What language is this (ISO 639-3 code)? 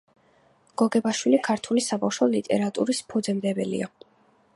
kat